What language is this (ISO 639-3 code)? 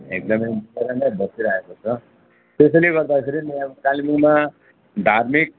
nep